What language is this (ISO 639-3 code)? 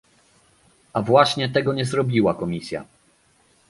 pol